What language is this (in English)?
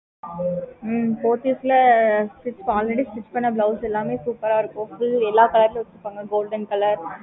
Tamil